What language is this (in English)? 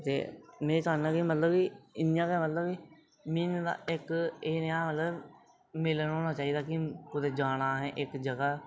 Dogri